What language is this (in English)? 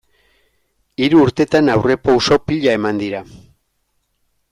Basque